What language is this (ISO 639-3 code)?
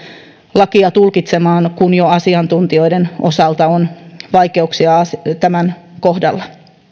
fin